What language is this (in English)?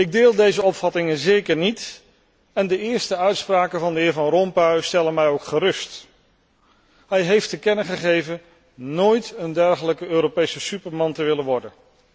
Dutch